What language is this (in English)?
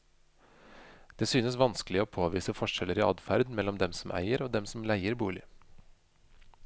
Norwegian